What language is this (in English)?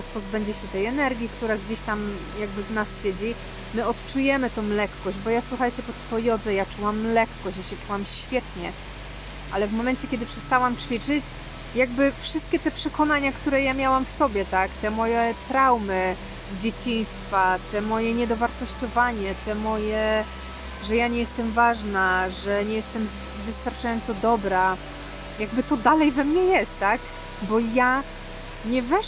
Polish